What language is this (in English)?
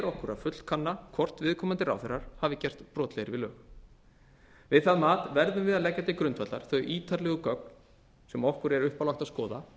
Icelandic